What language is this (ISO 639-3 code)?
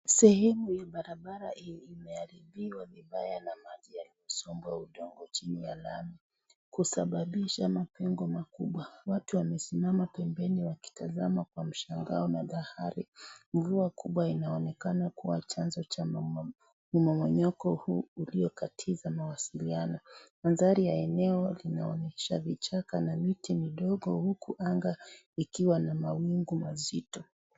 swa